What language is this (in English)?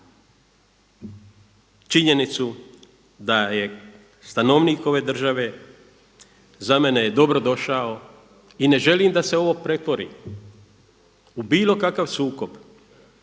Croatian